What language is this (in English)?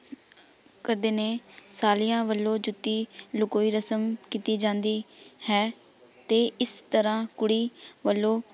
Punjabi